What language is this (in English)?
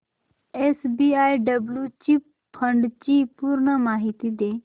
Marathi